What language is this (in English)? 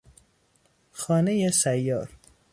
Persian